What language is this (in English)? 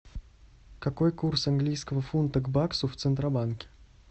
Russian